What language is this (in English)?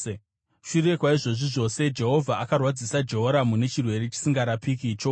Shona